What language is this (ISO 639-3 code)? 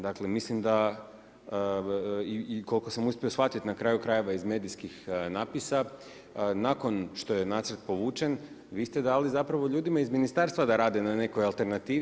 hrv